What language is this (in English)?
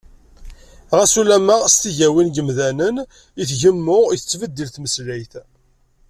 Kabyle